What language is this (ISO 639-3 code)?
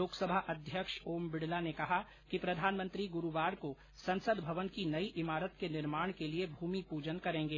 hin